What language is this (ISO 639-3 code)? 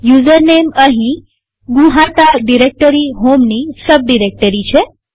guj